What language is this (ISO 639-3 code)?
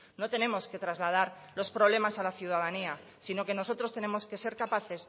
spa